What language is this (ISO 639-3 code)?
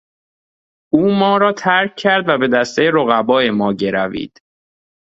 fas